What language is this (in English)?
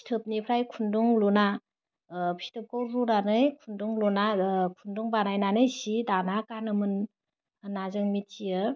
Bodo